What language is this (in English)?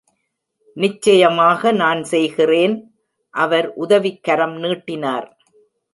Tamil